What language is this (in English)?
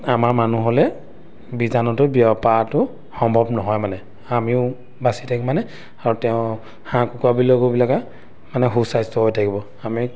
Assamese